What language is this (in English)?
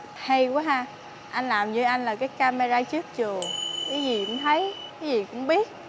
Vietnamese